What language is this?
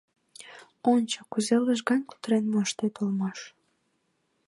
Mari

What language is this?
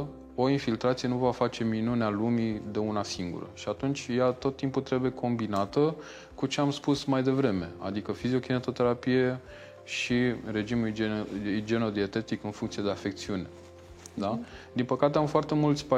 Romanian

